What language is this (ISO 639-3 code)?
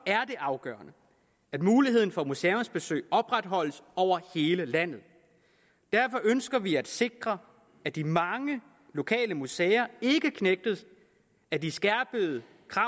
dan